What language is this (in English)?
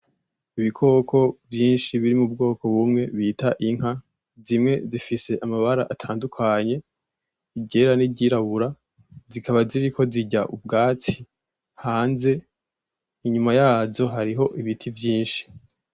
Rundi